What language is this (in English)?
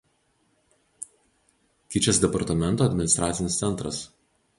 Lithuanian